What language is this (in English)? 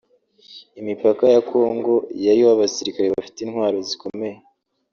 Kinyarwanda